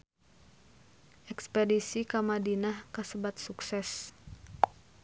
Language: Sundanese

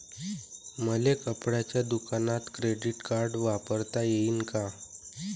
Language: Marathi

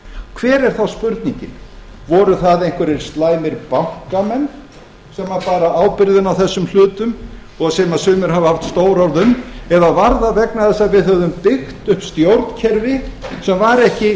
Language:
Icelandic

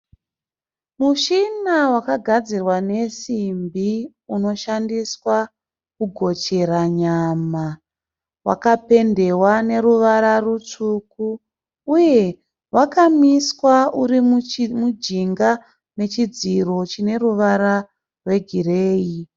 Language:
Shona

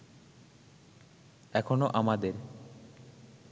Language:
Bangla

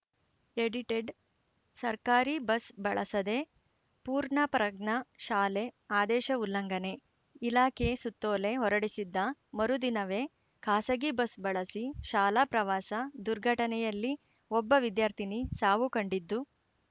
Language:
Kannada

